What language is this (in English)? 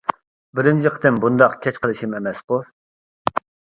Uyghur